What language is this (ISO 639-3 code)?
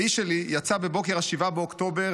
heb